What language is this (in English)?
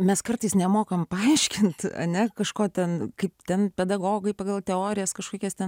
Lithuanian